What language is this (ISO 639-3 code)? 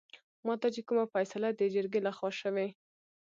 pus